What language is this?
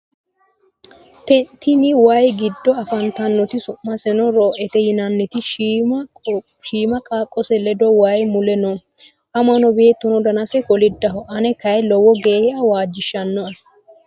Sidamo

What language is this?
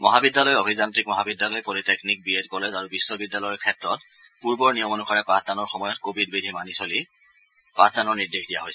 Assamese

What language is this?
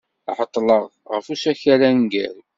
Kabyle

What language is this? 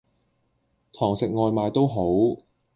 Cantonese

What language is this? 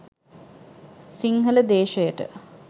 Sinhala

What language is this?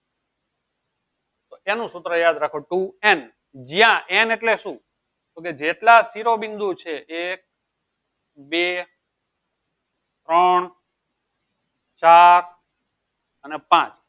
Gujarati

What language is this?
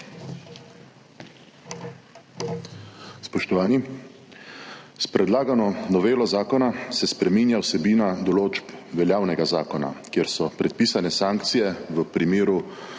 Slovenian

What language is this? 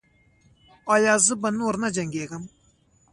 Pashto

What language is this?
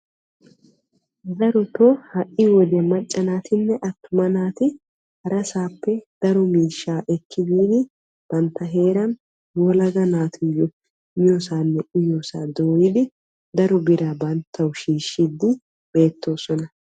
Wolaytta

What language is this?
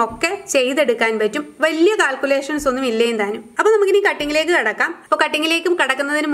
Malayalam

